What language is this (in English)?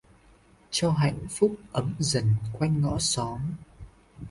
Vietnamese